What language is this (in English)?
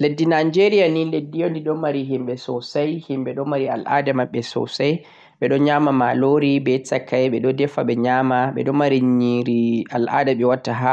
Central-Eastern Niger Fulfulde